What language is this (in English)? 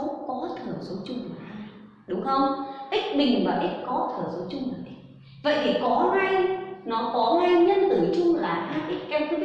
Vietnamese